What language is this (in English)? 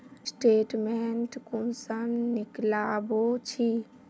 Magahi